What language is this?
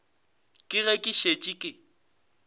Northern Sotho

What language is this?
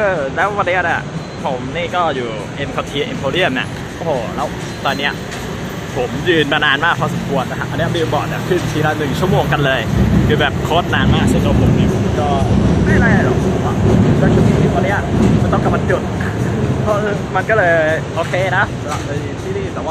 Thai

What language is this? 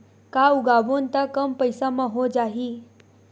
Chhattisgarhi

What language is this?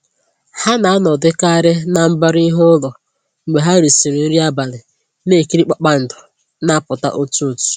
Igbo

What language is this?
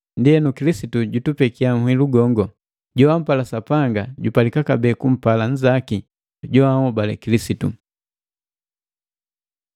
Matengo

